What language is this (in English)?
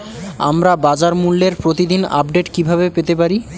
Bangla